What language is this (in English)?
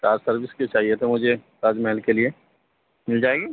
Urdu